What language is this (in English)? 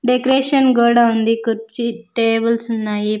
Telugu